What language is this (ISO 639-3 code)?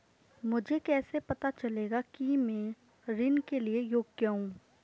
hin